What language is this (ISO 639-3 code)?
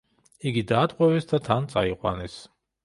kat